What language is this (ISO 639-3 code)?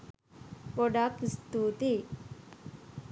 sin